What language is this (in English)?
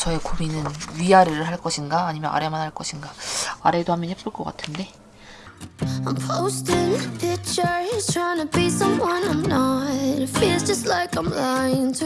Korean